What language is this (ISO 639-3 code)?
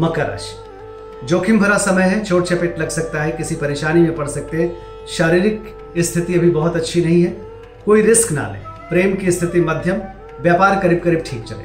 hin